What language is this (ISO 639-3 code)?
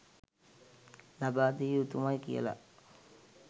sin